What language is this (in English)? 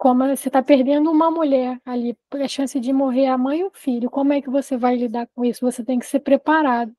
Portuguese